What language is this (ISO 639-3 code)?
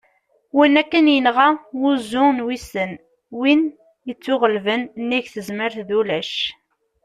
kab